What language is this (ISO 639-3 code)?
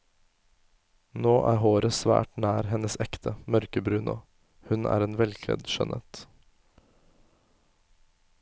nor